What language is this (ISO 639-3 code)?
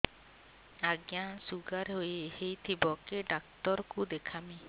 ori